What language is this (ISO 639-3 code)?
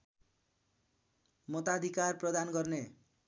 nep